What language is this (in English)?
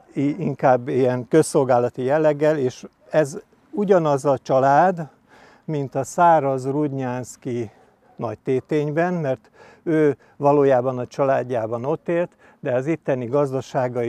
Hungarian